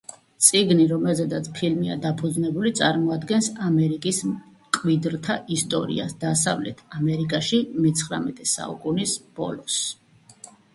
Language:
Georgian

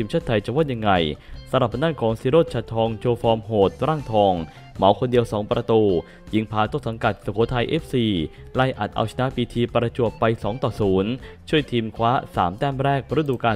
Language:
Thai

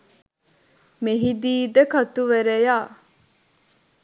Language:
Sinhala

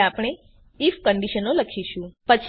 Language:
Gujarati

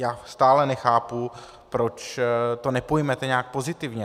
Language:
Czech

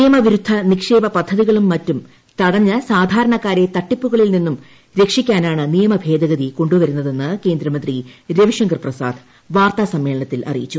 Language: Malayalam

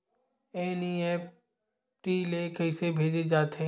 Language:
Chhattisgarhi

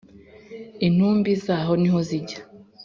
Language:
Kinyarwanda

